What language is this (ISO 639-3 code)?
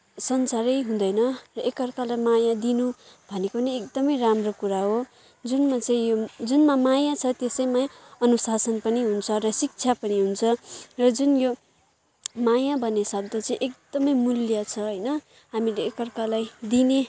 nep